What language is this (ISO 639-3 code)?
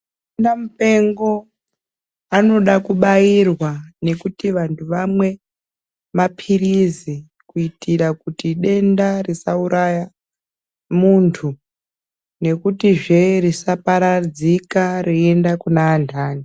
ndc